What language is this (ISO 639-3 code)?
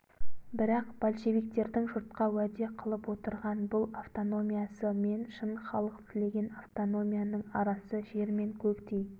kaz